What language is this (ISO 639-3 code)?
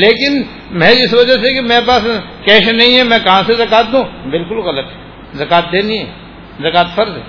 urd